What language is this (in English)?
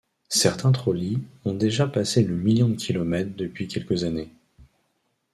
French